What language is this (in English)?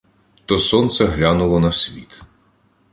Ukrainian